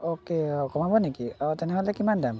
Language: Assamese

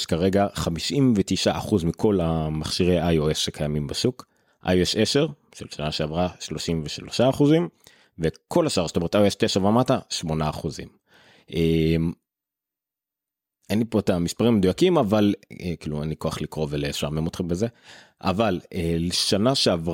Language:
Hebrew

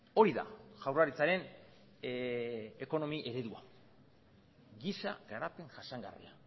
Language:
Basque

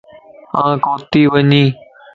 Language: Lasi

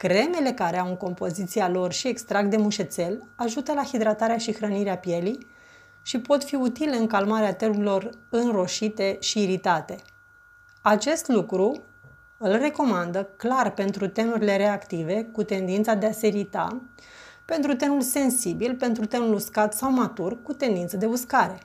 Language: Romanian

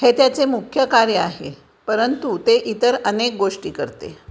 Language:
Marathi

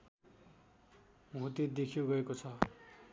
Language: Nepali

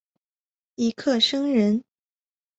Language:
Chinese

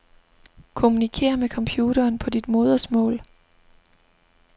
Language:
Danish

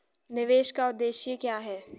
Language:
Hindi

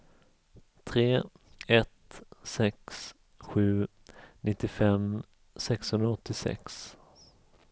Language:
Swedish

